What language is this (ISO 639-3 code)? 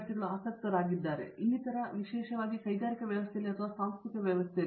kan